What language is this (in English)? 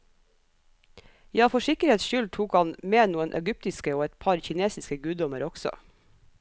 Norwegian